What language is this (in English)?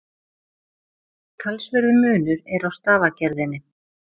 Icelandic